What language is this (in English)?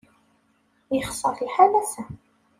Kabyle